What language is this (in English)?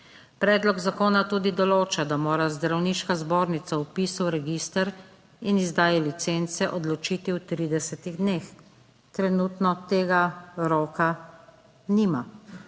Slovenian